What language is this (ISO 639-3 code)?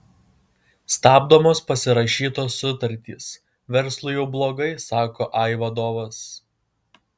lit